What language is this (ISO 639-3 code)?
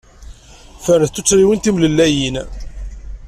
kab